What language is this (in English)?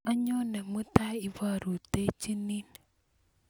Kalenjin